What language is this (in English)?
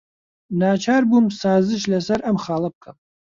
Central Kurdish